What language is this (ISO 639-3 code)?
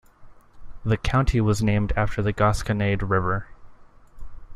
eng